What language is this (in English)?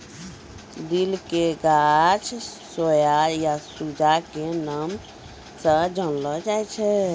Maithili